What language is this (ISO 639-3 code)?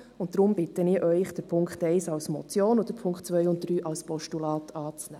gsw